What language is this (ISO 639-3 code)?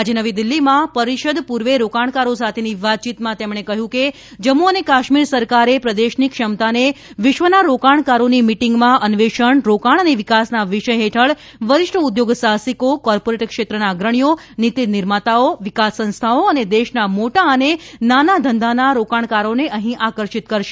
guj